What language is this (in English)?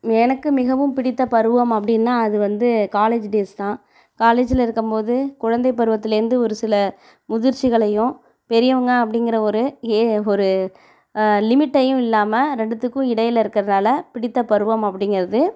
Tamil